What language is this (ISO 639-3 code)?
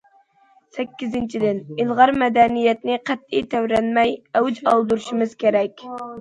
uig